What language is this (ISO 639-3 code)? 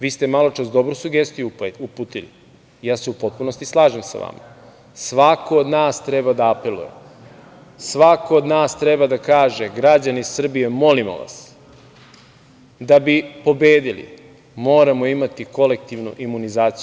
srp